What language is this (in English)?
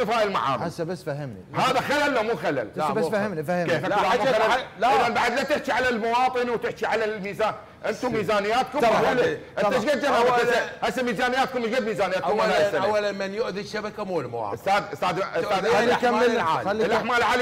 Arabic